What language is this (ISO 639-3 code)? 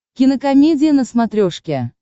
rus